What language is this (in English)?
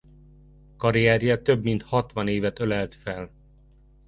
Hungarian